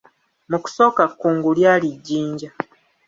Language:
Ganda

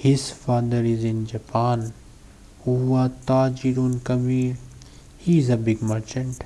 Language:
English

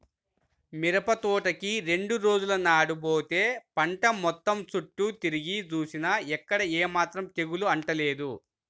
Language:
Telugu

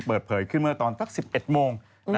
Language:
Thai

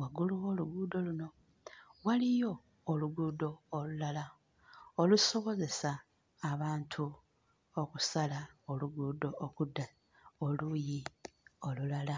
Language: Ganda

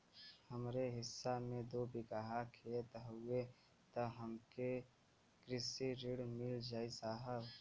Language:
Bhojpuri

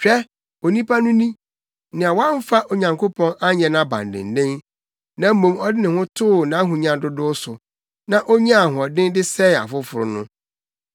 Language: Akan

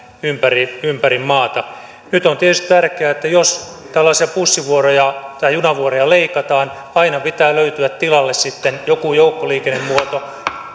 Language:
Finnish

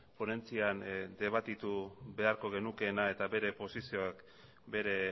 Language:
Basque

